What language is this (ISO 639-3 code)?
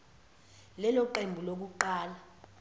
zul